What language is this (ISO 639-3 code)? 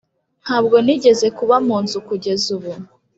kin